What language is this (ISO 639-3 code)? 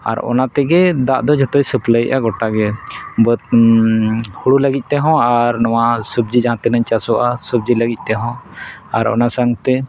sat